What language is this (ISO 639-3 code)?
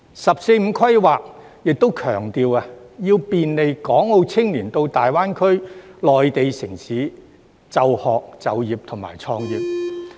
yue